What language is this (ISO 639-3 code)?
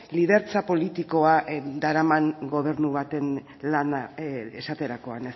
eus